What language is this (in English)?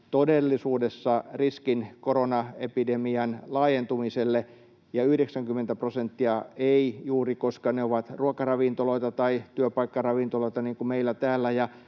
Finnish